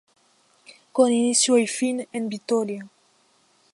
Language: Spanish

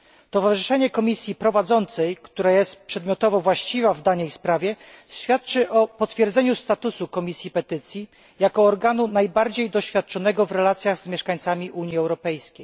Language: Polish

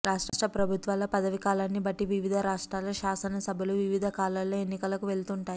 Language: Telugu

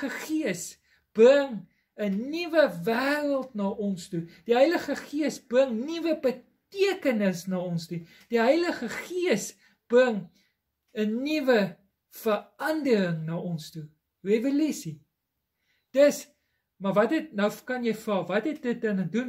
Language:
Dutch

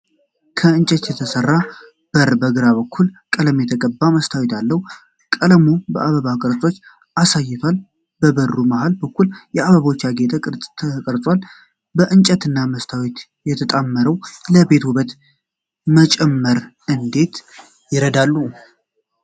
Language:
Amharic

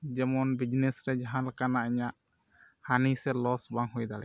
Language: Santali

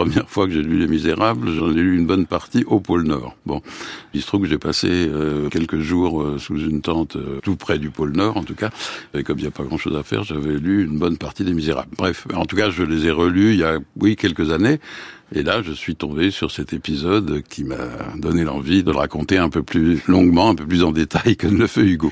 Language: French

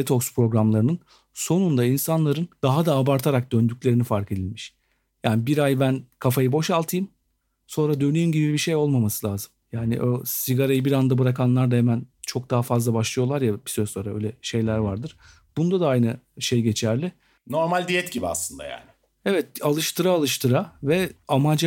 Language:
Turkish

